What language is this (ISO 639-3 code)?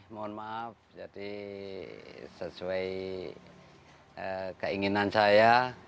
ind